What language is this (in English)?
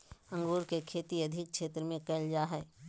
Magahi